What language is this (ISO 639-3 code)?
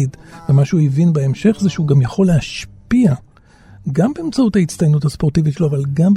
heb